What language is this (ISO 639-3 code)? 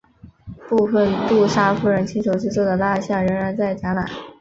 zho